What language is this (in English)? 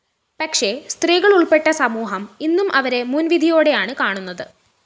Malayalam